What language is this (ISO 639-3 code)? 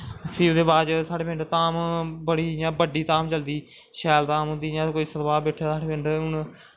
doi